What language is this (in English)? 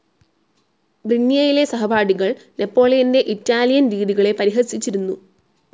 Malayalam